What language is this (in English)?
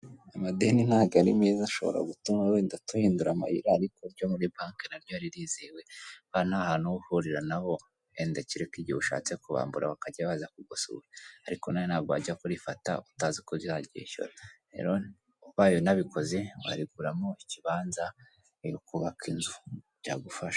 Kinyarwanda